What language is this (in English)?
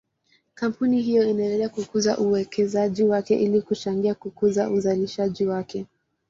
Swahili